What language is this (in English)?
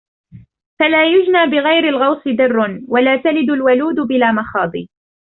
Arabic